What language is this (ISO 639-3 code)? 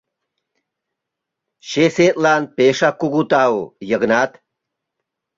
chm